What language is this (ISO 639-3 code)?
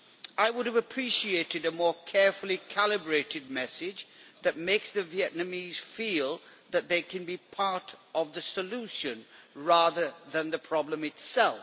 eng